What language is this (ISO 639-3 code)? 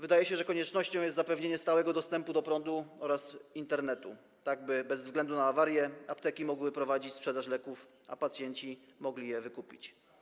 pol